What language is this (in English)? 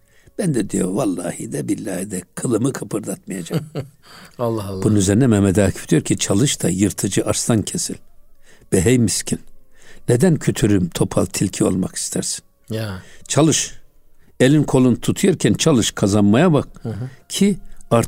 Turkish